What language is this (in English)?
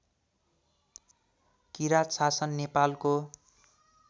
Nepali